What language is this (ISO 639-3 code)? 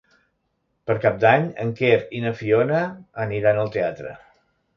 cat